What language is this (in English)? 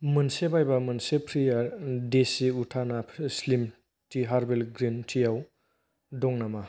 Bodo